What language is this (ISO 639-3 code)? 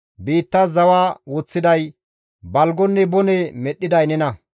gmv